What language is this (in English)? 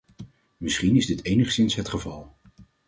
Dutch